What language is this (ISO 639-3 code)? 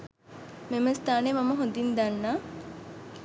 sin